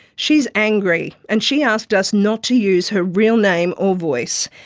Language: English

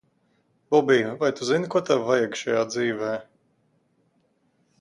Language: Latvian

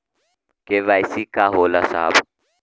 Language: Bhojpuri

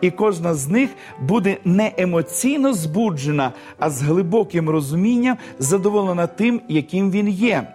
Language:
Ukrainian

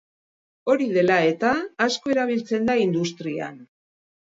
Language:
Basque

